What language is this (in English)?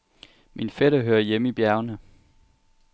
Danish